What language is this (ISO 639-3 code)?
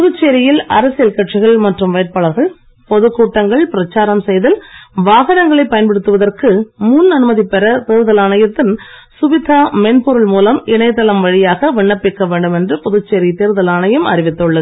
tam